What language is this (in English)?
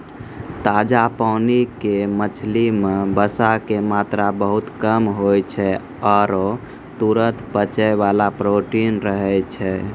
Maithili